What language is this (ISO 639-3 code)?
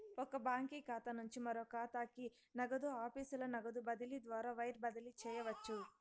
tel